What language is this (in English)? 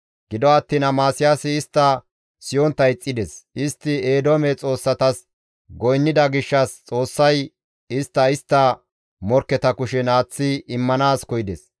Gamo